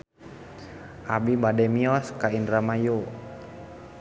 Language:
Sundanese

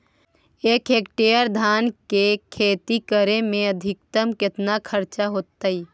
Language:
Magahi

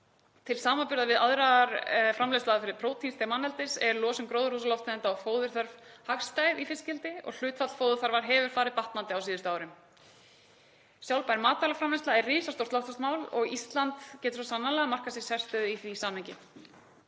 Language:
Icelandic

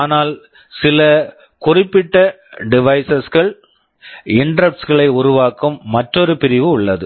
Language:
Tamil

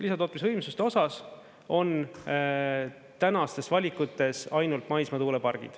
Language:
Estonian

